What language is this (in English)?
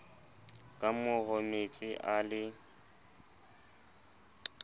Southern Sotho